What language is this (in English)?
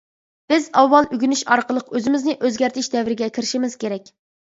Uyghur